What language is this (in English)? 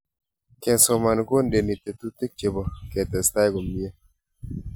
Kalenjin